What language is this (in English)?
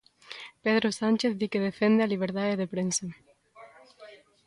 Galician